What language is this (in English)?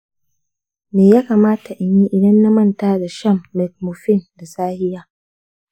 Hausa